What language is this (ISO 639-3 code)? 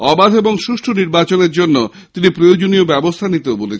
ben